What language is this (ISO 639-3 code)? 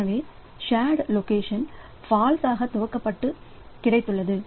tam